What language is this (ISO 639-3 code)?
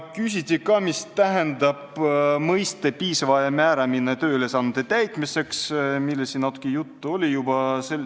est